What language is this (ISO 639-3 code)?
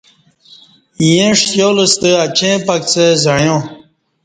bsh